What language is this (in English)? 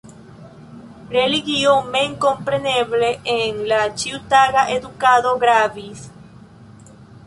Esperanto